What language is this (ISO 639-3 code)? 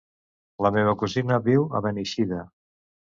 cat